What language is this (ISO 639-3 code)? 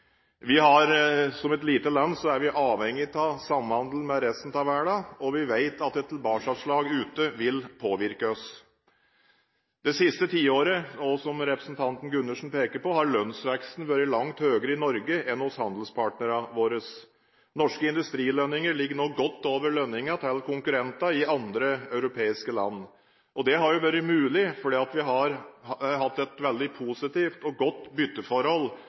nob